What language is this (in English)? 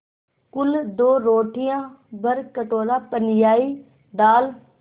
Hindi